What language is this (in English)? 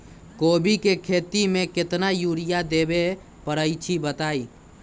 Magahi